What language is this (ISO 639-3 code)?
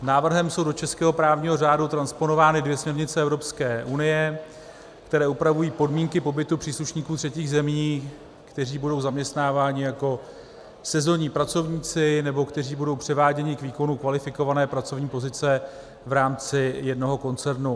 ces